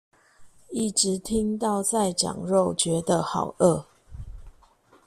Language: Chinese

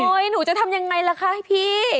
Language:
Thai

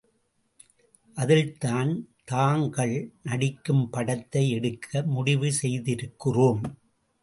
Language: Tamil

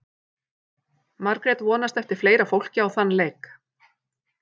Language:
Icelandic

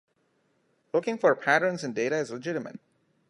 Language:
English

